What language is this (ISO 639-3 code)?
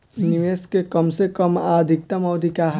bho